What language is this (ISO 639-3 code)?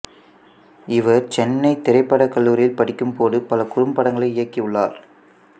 tam